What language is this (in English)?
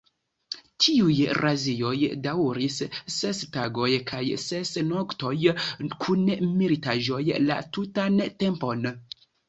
Esperanto